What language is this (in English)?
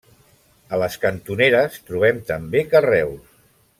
Catalan